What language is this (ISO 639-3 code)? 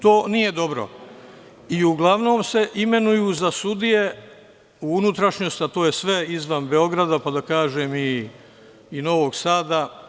srp